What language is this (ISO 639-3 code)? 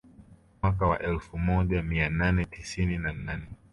swa